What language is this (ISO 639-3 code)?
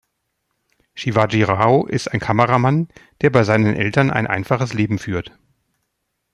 deu